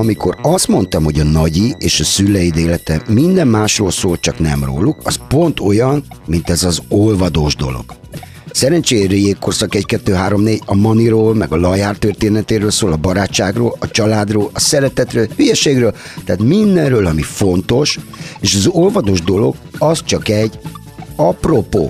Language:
Hungarian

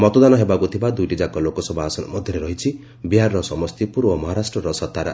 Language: Odia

